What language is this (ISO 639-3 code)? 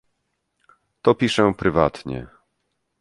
pol